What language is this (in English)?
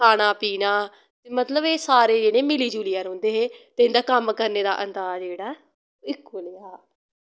Dogri